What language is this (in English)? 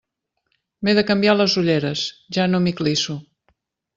Catalan